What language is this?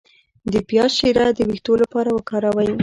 Pashto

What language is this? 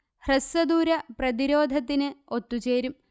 Malayalam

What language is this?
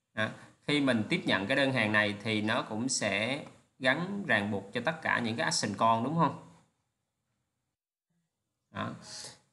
Vietnamese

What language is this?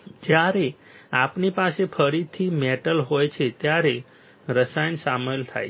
Gujarati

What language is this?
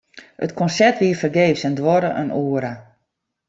Western Frisian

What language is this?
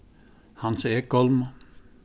Faroese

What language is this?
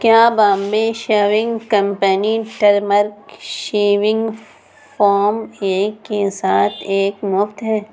Urdu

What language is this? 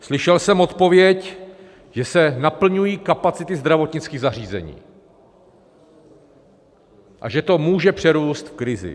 Czech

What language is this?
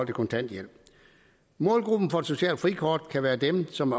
Danish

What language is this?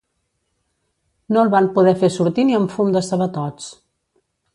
Catalan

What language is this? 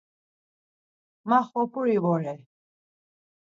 Laz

